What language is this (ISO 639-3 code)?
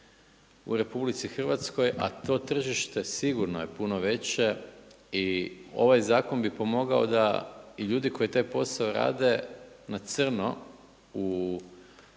hrv